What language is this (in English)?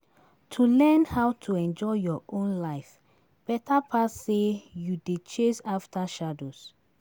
Nigerian Pidgin